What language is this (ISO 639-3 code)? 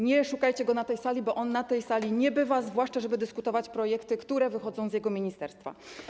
pol